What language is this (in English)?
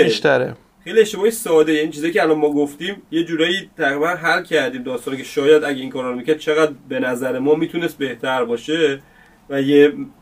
Persian